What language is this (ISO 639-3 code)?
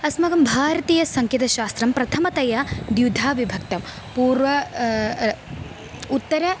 san